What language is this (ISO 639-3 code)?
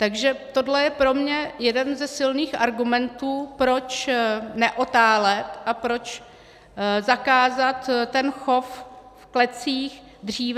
ces